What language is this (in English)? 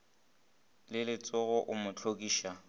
Northern Sotho